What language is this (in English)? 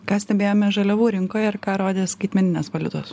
Lithuanian